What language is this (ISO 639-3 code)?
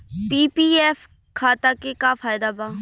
bho